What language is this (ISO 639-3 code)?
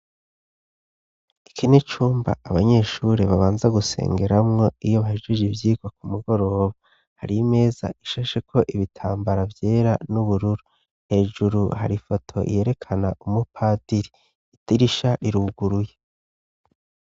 run